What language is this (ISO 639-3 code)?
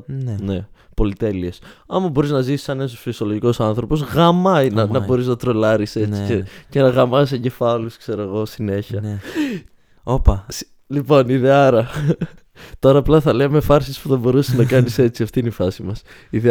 ell